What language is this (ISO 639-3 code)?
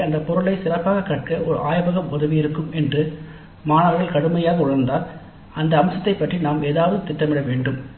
tam